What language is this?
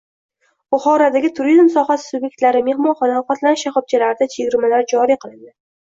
Uzbek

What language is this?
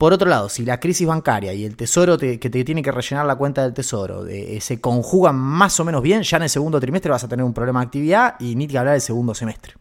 Spanish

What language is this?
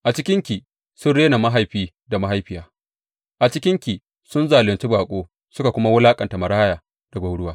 Hausa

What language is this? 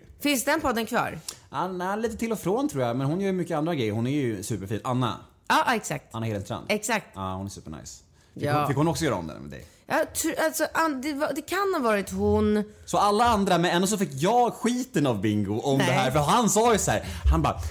Swedish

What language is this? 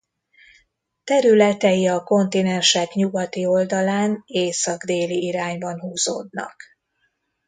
Hungarian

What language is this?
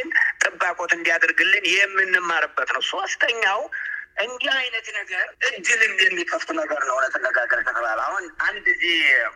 Amharic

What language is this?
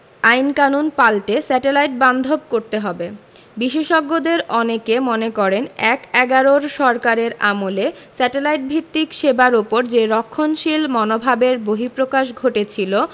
Bangla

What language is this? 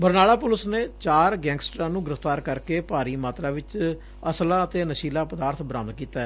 Punjabi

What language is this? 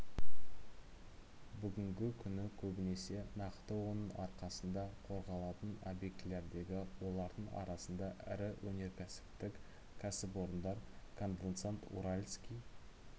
Kazakh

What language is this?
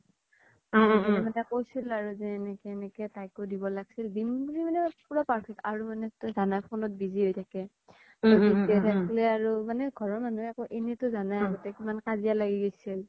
Assamese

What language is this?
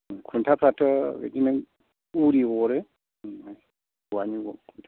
Bodo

